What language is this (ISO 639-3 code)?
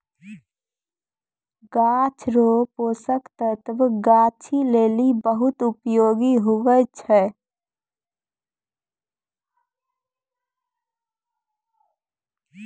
mai